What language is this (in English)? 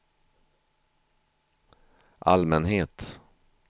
Swedish